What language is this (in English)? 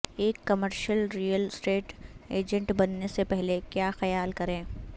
Urdu